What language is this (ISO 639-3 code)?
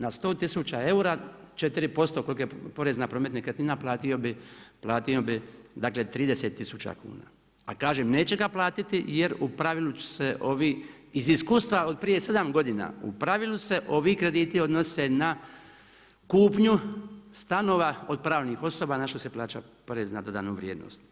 hrv